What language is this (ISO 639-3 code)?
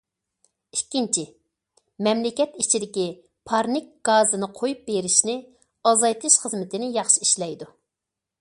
uig